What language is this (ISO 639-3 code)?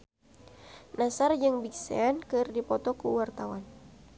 sun